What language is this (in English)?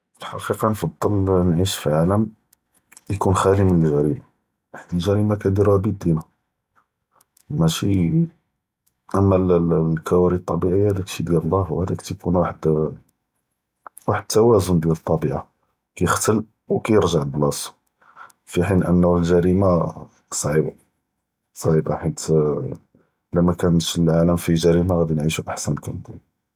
Judeo-Arabic